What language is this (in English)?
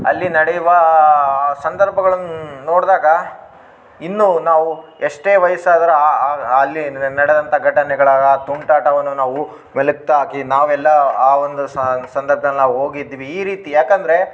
Kannada